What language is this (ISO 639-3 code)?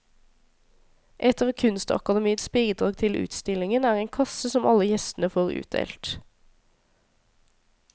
nor